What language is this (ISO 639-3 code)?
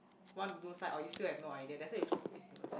eng